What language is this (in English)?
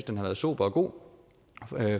Danish